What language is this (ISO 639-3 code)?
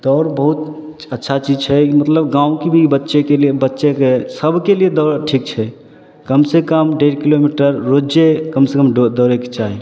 mai